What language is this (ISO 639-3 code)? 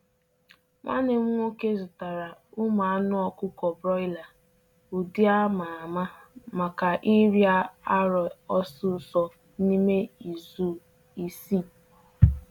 ibo